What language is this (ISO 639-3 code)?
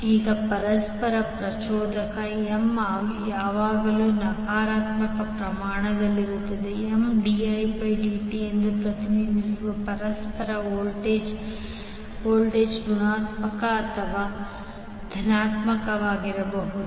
kan